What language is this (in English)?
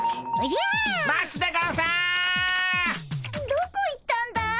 Japanese